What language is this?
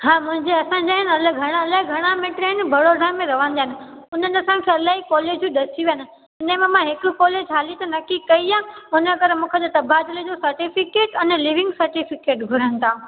Sindhi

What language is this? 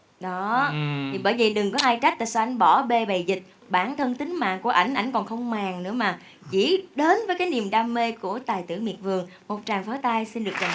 Vietnamese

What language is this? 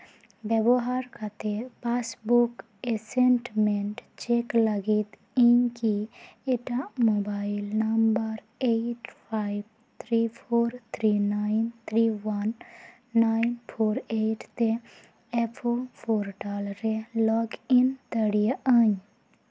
Santali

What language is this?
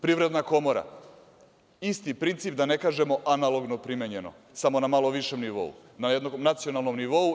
Serbian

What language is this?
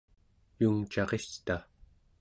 Central Yupik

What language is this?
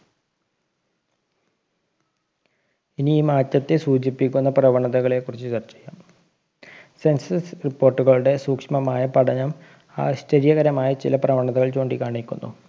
Malayalam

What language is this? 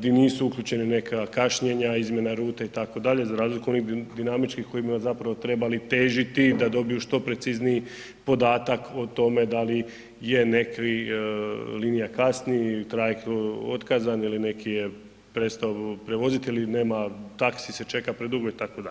Croatian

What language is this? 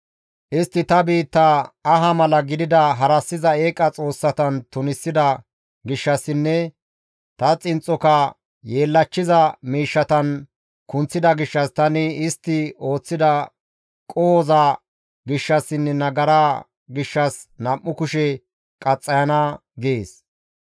Gamo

